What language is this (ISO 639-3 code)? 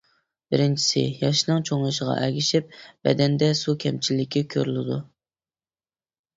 uig